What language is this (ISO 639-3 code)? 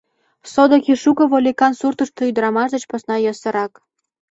chm